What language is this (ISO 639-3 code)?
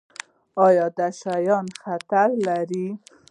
pus